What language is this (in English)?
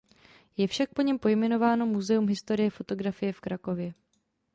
Czech